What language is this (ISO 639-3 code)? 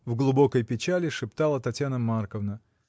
rus